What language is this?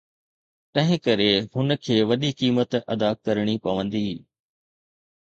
Sindhi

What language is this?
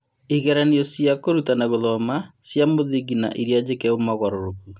Kikuyu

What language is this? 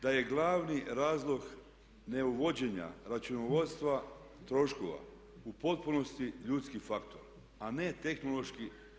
Croatian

